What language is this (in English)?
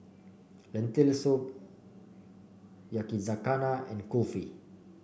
English